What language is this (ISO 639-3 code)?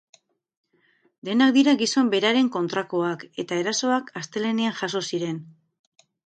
eus